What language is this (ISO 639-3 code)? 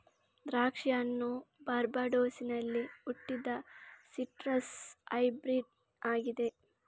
kan